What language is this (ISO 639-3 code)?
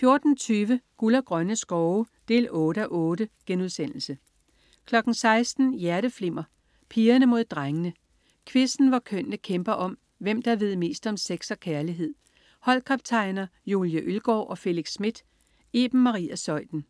dan